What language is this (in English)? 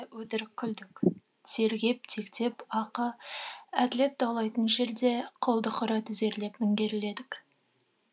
Kazakh